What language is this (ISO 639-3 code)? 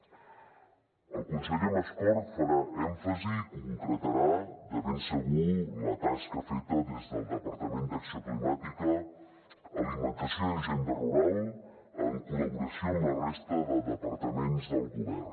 cat